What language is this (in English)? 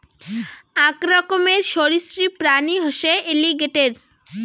Bangla